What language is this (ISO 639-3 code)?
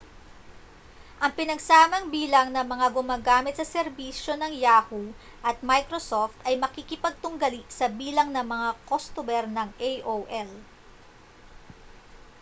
fil